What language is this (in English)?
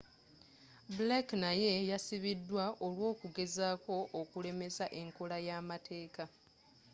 Ganda